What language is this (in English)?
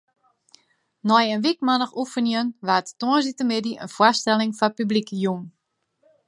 Western Frisian